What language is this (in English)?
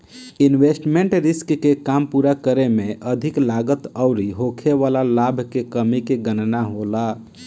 Bhojpuri